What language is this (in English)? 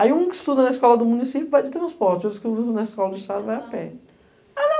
Portuguese